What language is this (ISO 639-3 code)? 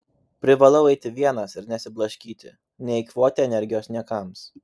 lit